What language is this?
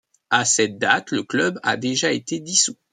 French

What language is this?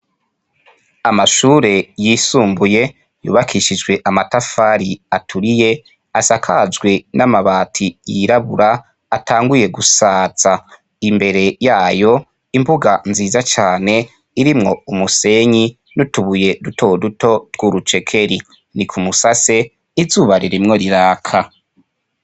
Rundi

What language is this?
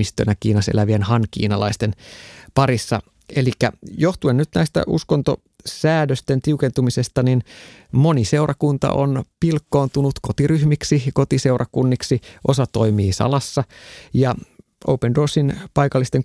Finnish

